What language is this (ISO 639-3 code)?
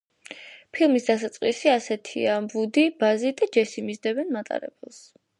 kat